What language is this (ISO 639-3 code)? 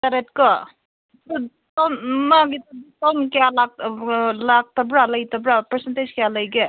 mni